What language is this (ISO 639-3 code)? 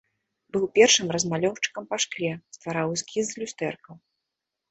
bel